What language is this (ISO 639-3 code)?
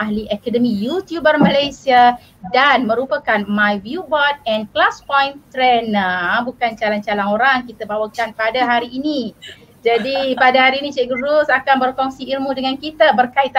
msa